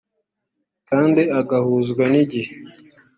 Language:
Kinyarwanda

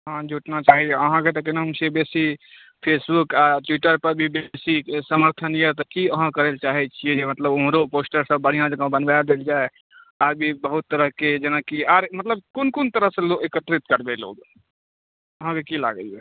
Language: Maithili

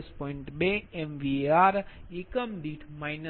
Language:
Gujarati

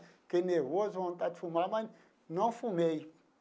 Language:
Portuguese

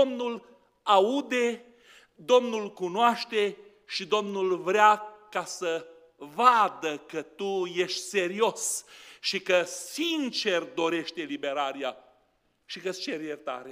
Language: Romanian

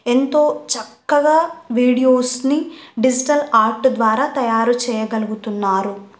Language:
Telugu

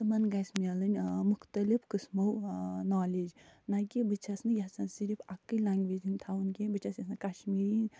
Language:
Kashmiri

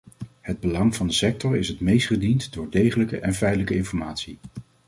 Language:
Dutch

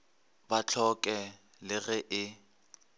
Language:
Northern Sotho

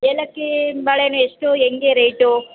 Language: Kannada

